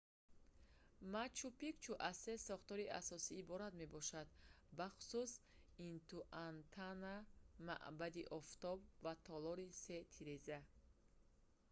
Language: Tajik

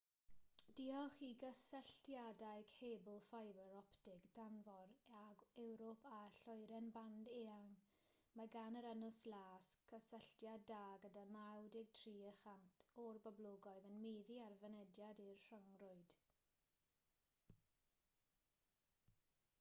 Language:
Welsh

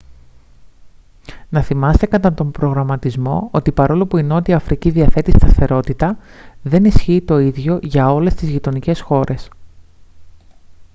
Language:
Greek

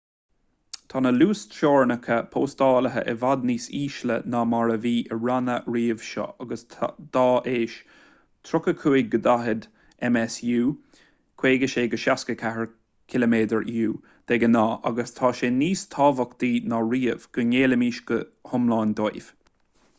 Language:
Irish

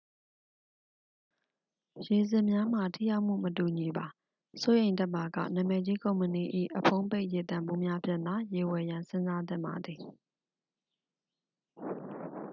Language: Burmese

